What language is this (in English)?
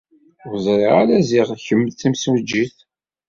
Kabyle